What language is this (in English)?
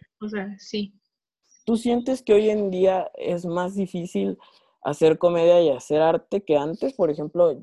Spanish